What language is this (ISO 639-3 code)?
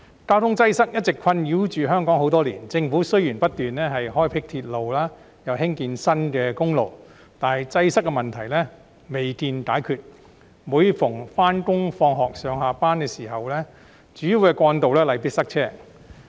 yue